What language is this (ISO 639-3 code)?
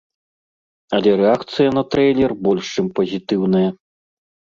bel